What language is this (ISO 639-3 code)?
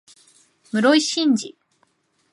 jpn